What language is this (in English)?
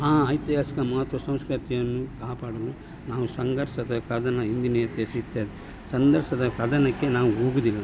Kannada